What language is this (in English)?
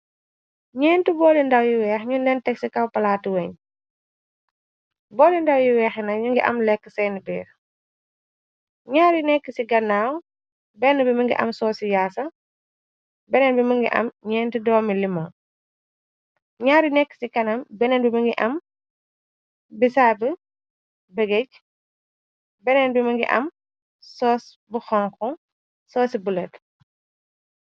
Wolof